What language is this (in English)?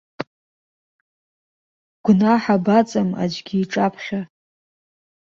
Abkhazian